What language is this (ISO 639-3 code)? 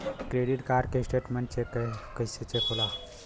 bho